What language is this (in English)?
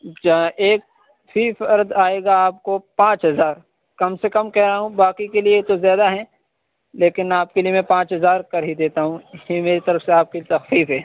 Urdu